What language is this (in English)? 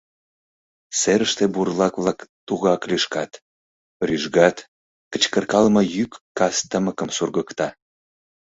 Mari